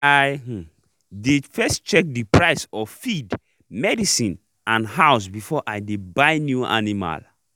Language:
Nigerian Pidgin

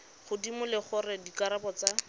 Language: Tswana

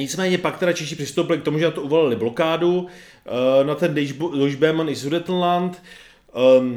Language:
Czech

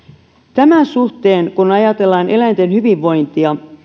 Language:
Finnish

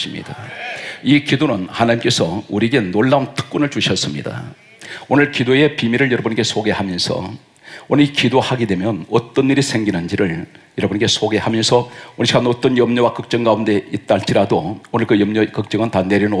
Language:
Korean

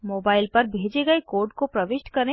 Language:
Hindi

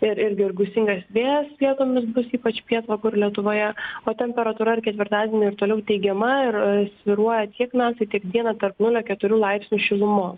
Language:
Lithuanian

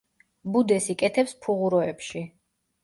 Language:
Georgian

